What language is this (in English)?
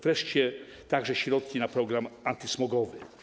Polish